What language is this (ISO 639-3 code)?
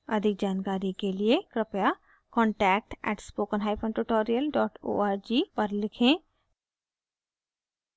hin